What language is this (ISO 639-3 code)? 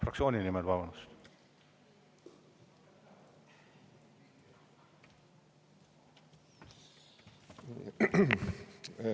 est